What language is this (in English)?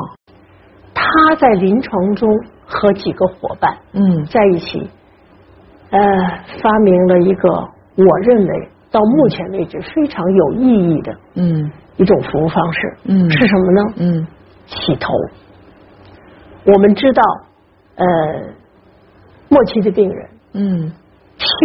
Chinese